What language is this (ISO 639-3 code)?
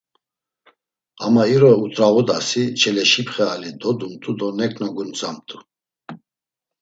lzz